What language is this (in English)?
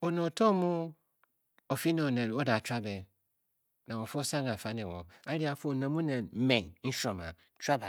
Bokyi